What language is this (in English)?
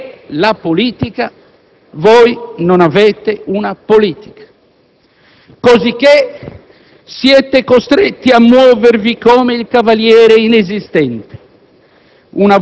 Italian